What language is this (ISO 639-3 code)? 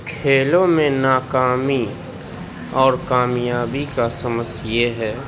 urd